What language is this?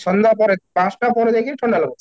Odia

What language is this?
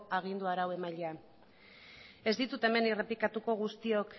Basque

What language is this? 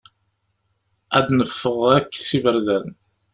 Kabyle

